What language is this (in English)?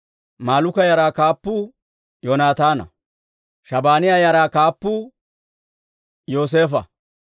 Dawro